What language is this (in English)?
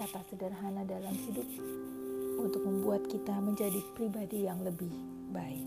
Indonesian